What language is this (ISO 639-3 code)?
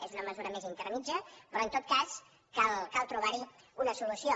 cat